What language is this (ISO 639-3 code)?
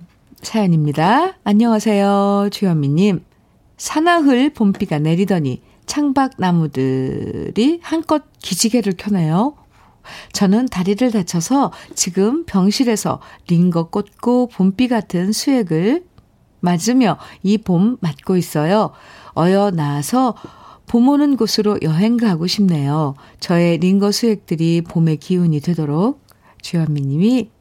kor